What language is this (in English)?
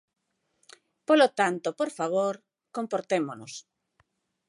Galician